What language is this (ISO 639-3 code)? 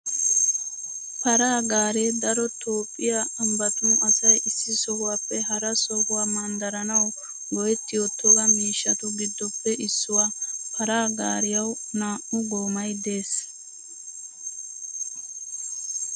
wal